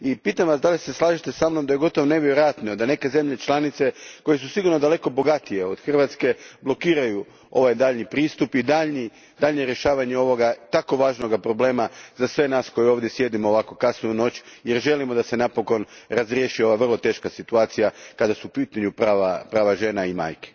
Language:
Croatian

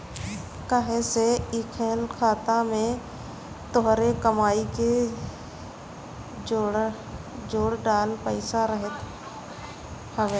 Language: Bhojpuri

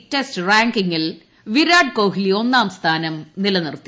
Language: Malayalam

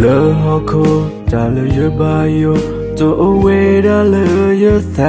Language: Thai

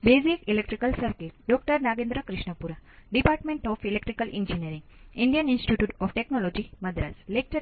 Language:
Gujarati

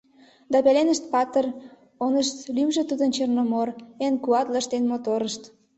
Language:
Mari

